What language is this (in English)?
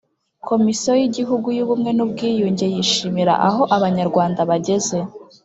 Kinyarwanda